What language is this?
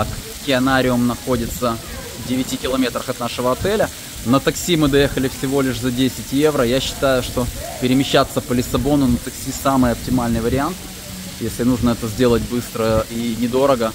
Russian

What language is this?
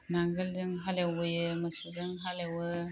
Bodo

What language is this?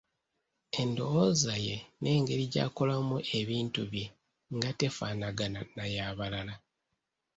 Ganda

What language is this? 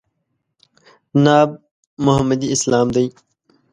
Pashto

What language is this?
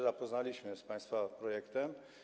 Polish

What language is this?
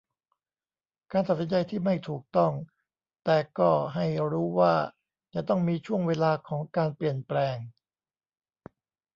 Thai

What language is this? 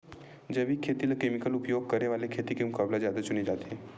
Chhattisgarhi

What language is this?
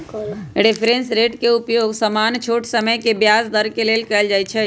Magahi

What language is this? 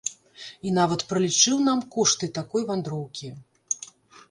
Belarusian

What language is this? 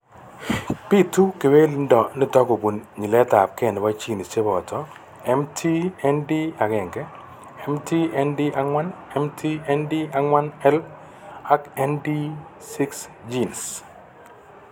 Kalenjin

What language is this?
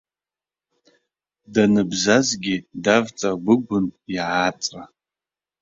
Abkhazian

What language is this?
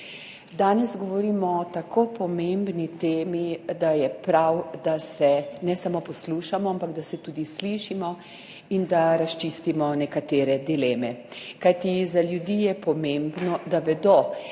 Slovenian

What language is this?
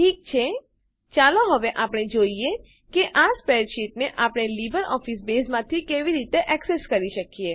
Gujarati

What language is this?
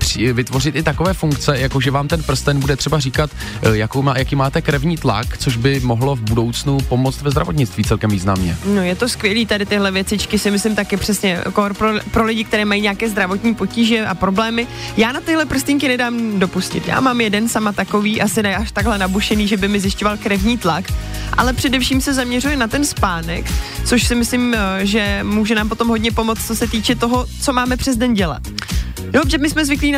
Czech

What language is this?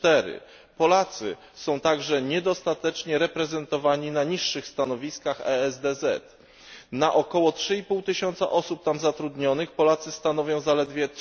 Polish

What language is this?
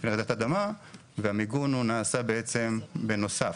Hebrew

